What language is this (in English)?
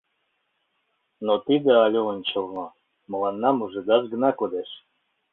Mari